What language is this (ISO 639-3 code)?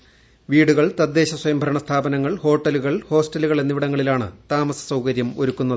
mal